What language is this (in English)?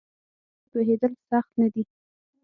Pashto